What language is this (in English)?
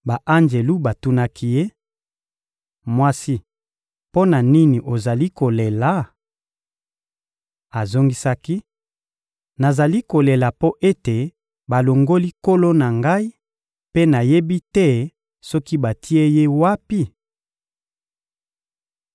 Lingala